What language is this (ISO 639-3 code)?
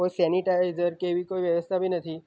guj